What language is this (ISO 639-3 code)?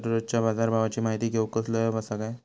mar